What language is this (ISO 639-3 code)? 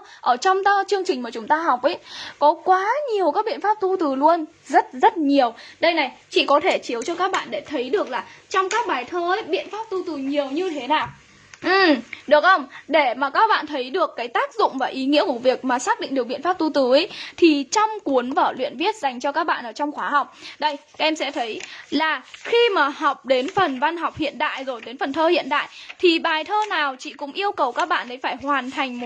vie